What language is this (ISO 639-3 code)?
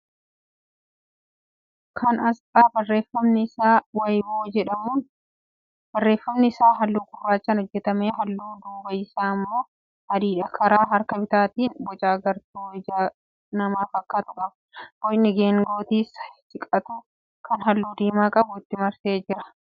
orm